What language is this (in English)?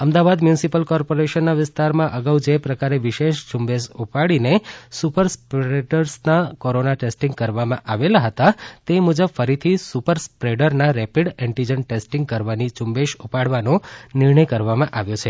Gujarati